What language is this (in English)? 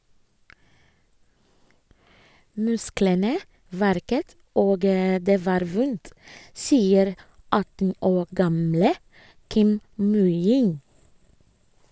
Norwegian